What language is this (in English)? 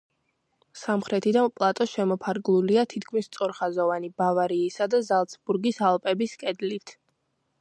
Georgian